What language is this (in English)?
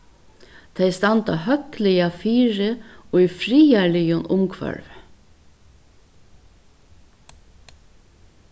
Faroese